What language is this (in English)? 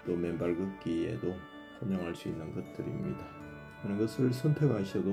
Korean